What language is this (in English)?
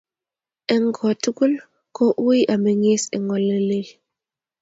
Kalenjin